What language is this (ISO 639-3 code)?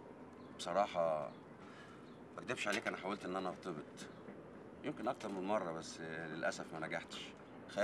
ara